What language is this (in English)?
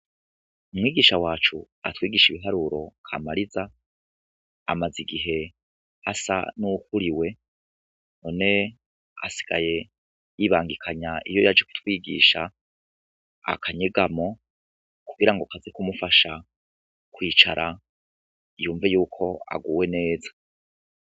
Rundi